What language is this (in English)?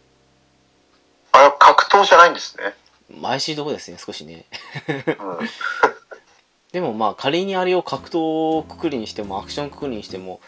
Japanese